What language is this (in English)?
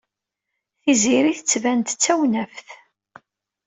Kabyle